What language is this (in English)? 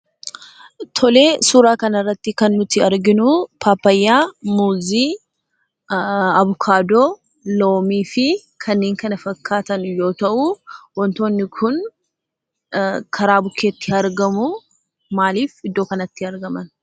Oromo